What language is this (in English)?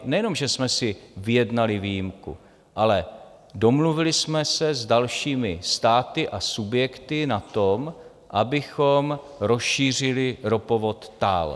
Czech